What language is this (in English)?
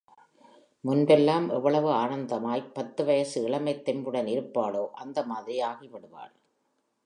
Tamil